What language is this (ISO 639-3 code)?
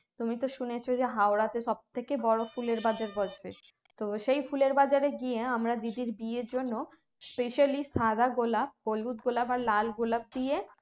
ben